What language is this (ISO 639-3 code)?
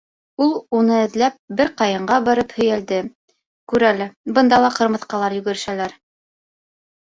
bak